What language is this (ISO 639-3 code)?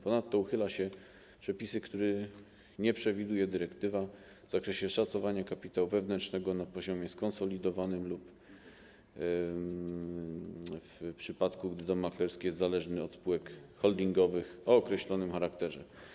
pol